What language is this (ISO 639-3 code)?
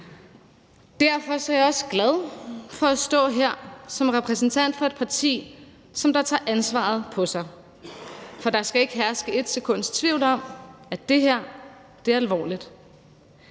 dan